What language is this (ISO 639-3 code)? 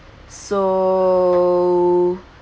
eng